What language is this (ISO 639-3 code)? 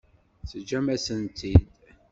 kab